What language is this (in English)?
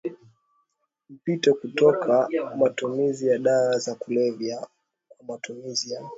Swahili